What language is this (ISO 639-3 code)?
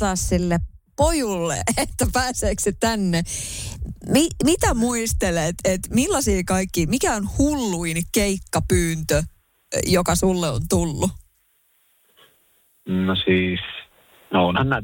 fin